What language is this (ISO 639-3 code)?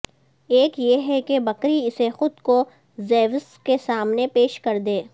urd